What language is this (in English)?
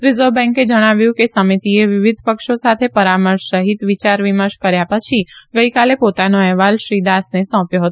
Gujarati